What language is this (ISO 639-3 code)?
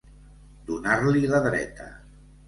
cat